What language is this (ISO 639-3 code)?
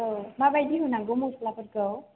brx